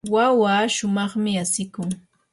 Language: Yanahuanca Pasco Quechua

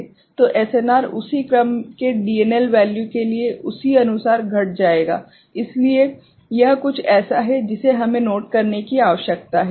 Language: Hindi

